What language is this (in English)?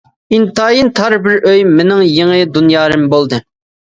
Uyghur